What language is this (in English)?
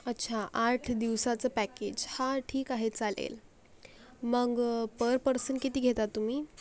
Marathi